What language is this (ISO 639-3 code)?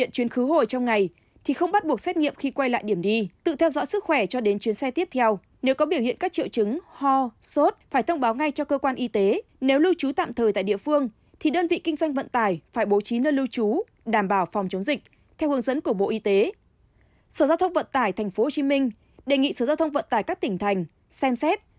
vie